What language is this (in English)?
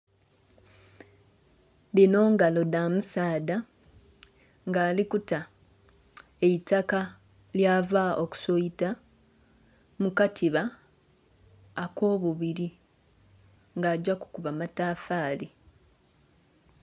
Soga